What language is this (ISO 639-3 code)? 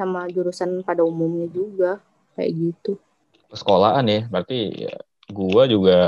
ind